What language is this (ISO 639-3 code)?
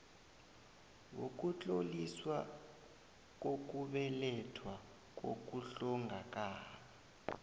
nbl